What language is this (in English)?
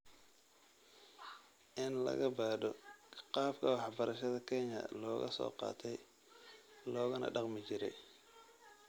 Somali